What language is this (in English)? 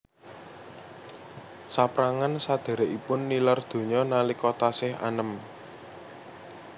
Javanese